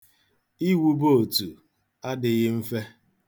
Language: Igbo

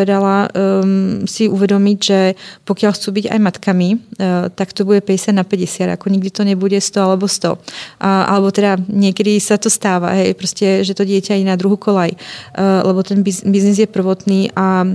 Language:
Czech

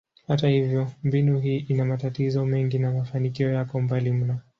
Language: Swahili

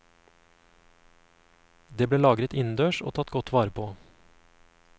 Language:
Norwegian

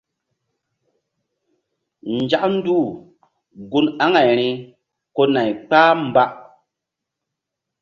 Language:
Mbum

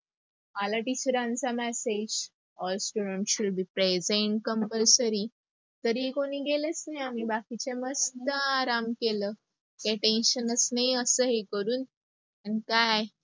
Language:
Marathi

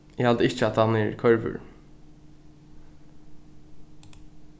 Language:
Faroese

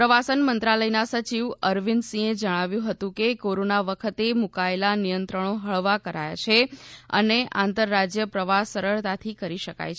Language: Gujarati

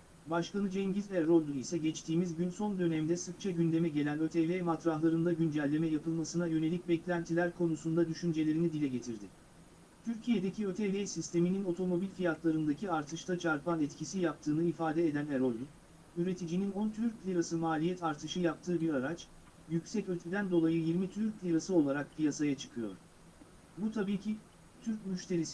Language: Turkish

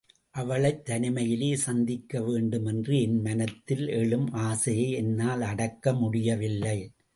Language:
Tamil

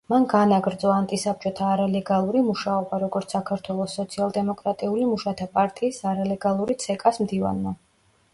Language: Georgian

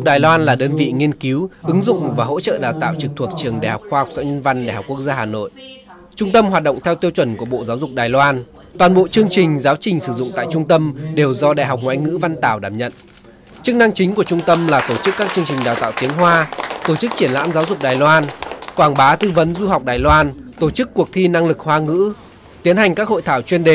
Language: Vietnamese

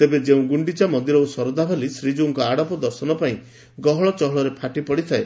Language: Odia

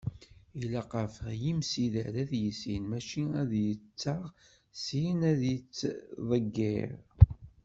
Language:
Kabyle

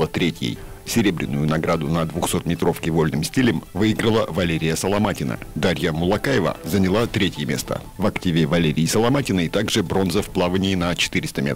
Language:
Russian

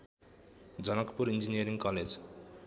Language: Nepali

